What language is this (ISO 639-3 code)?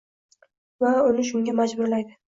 uzb